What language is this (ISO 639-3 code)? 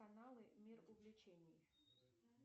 rus